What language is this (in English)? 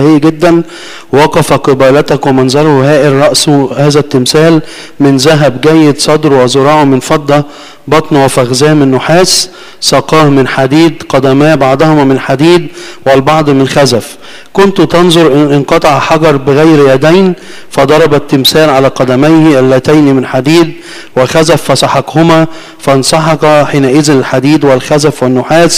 Arabic